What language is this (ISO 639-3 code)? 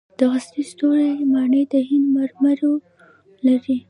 pus